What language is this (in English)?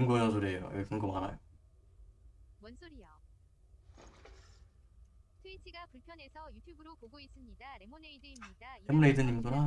Korean